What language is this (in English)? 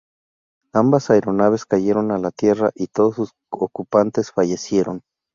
Spanish